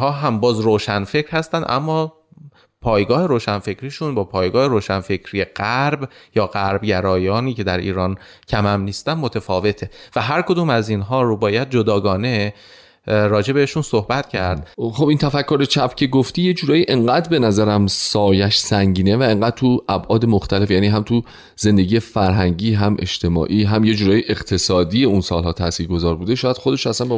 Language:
Persian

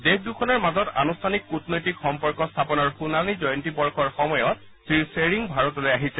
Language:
Assamese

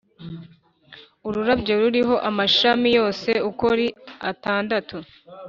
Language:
Kinyarwanda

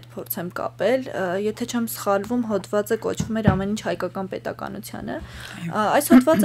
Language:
Romanian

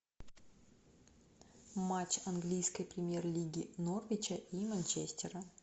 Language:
Russian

